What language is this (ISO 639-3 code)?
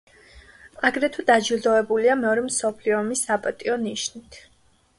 kat